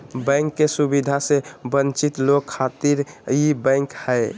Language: Magahi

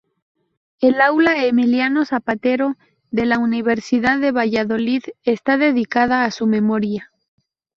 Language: Spanish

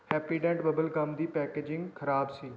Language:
Punjabi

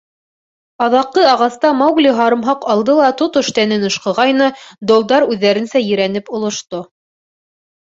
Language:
Bashkir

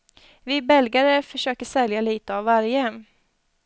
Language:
Swedish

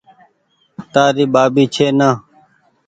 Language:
Goaria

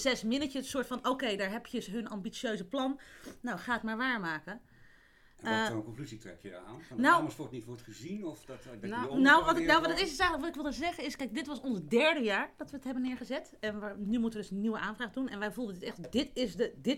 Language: Dutch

